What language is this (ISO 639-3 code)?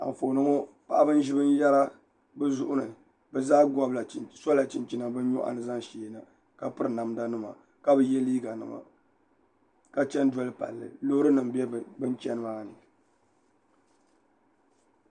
dag